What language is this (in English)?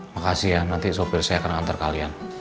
Indonesian